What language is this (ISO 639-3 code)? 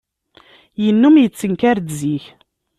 kab